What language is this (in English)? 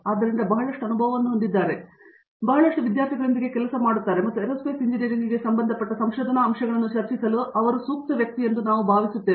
Kannada